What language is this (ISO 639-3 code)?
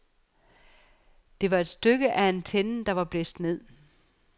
dan